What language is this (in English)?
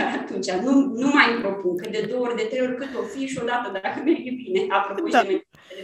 Romanian